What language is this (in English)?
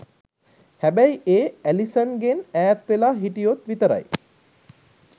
Sinhala